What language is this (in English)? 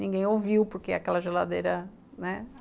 Portuguese